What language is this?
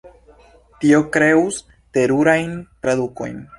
Esperanto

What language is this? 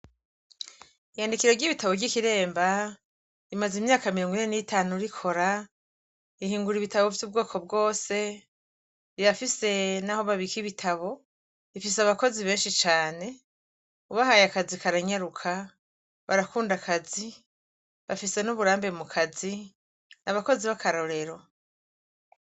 Rundi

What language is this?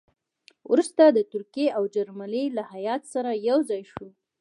Pashto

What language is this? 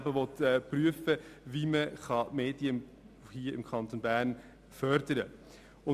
Swiss German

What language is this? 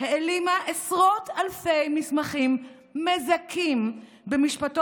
Hebrew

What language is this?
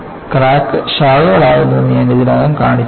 Malayalam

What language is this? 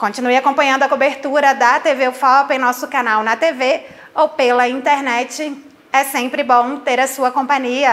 Portuguese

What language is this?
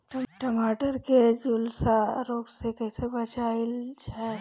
Bhojpuri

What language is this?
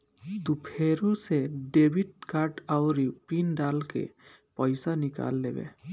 Bhojpuri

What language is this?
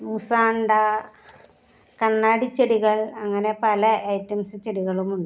Malayalam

